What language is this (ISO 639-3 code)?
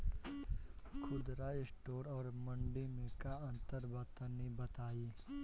bho